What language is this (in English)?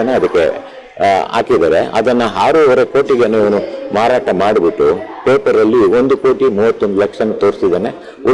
Indonesian